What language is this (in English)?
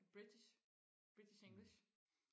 Danish